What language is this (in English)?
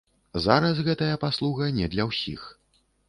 Belarusian